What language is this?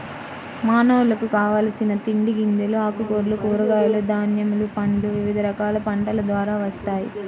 Telugu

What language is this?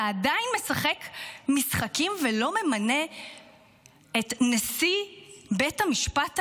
Hebrew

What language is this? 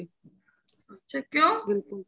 Punjabi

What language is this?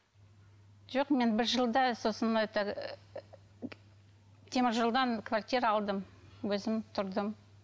Kazakh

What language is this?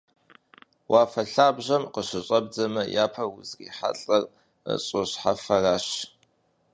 Kabardian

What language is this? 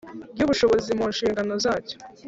Kinyarwanda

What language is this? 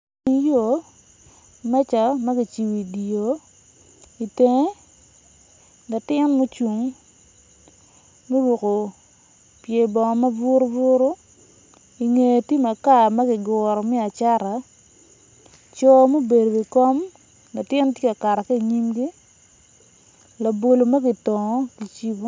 Acoli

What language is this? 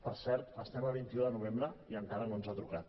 Catalan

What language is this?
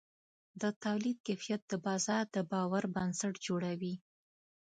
Pashto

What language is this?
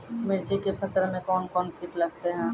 Maithili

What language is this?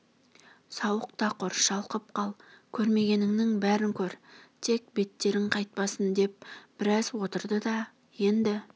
Kazakh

